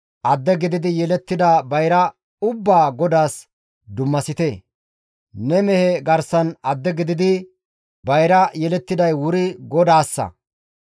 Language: Gamo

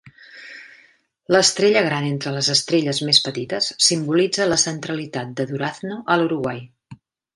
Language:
Catalan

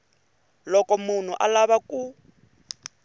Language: Tsonga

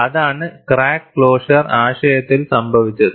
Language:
Malayalam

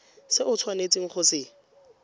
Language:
Tswana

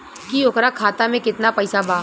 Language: Bhojpuri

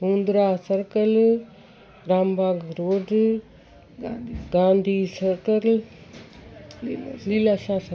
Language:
Sindhi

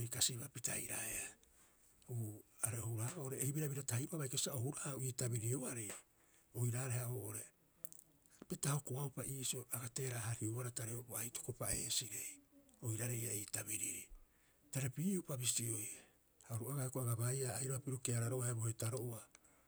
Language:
Rapoisi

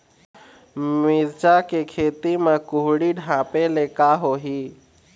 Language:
Chhattisgarhi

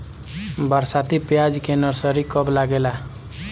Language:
Bhojpuri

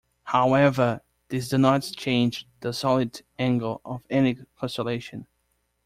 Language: English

